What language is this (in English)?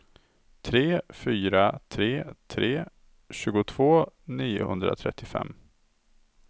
Swedish